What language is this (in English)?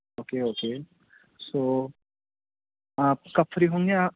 Urdu